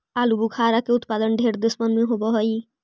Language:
Magahi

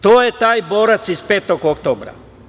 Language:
Serbian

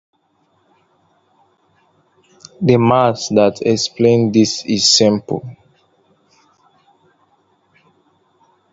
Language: English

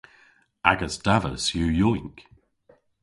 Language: Cornish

